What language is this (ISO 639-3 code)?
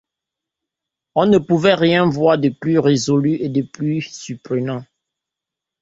fra